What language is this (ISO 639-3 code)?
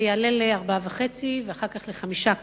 heb